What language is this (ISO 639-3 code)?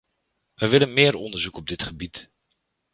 nld